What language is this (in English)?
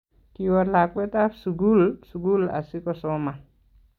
Kalenjin